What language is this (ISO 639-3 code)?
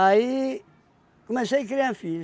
por